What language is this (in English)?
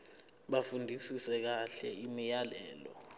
Zulu